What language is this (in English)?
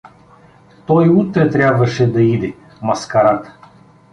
Bulgarian